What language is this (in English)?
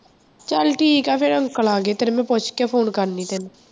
Punjabi